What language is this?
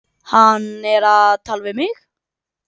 Icelandic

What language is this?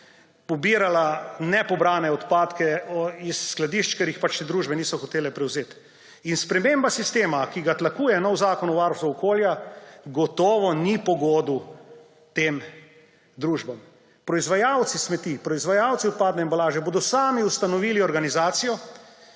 Slovenian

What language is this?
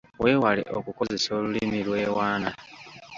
Ganda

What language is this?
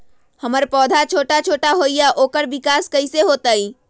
Magahi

